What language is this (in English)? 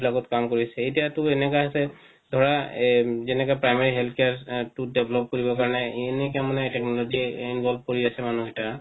Assamese